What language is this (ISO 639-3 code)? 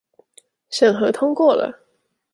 zho